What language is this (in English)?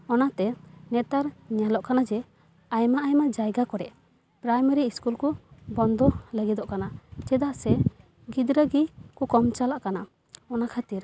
Santali